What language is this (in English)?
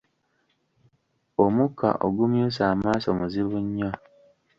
Ganda